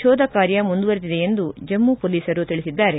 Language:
Kannada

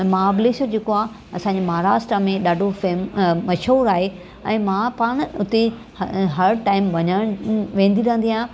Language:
Sindhi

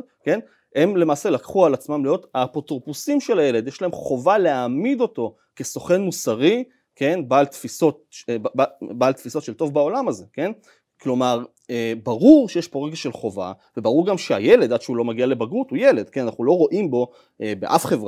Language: Hebrew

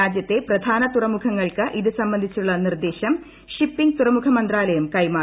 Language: Malayalam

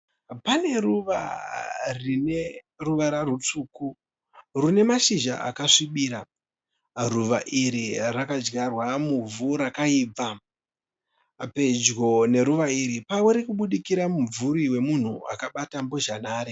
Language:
Shona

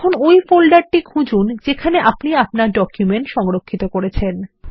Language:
Bangla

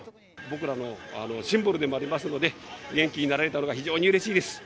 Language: Japanese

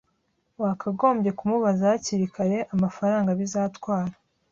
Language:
Kinyarwanda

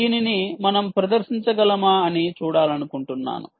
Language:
Telugu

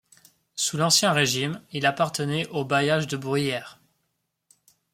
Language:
French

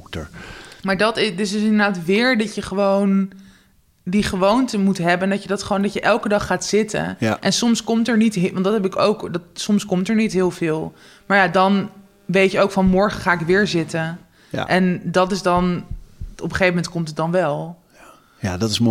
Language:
Dutch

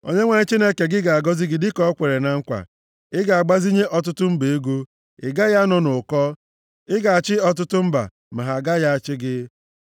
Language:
Igbo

